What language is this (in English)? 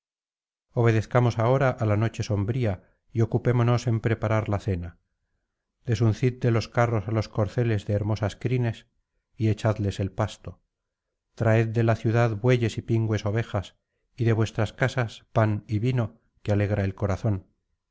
Spanish